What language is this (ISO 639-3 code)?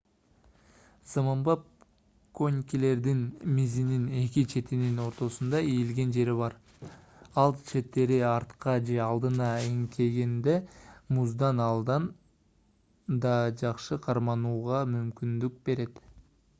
kir